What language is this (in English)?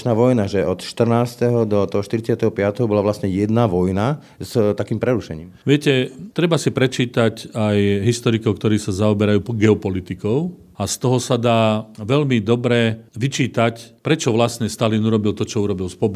Slovak